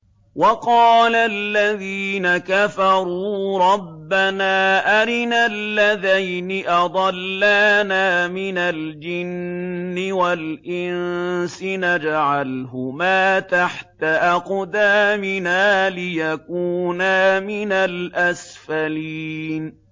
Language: Arabic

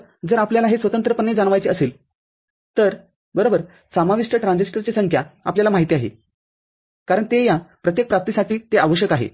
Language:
Marathi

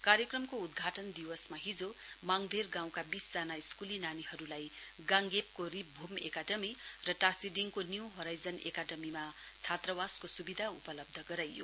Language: Nepali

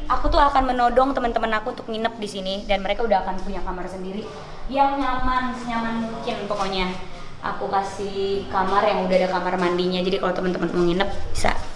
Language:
Indonesian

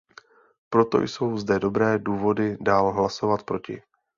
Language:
Czech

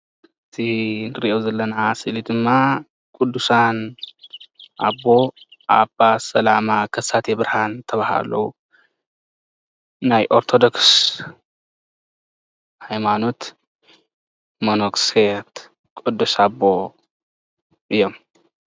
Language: Tigrinya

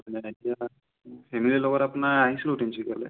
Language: Assamese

